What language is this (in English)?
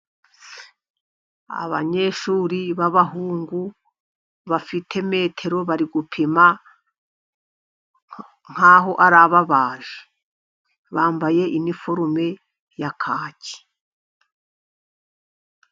Kinyarwanda